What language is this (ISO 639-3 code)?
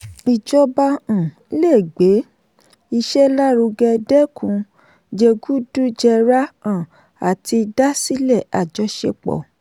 yor